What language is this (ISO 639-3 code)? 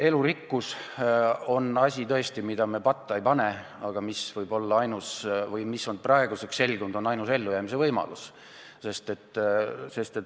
est